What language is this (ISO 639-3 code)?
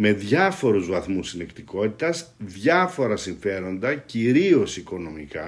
ell